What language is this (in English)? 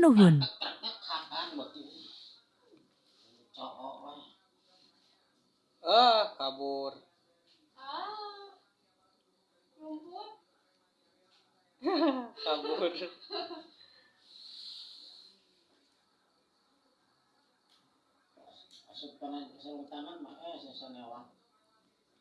Indonesian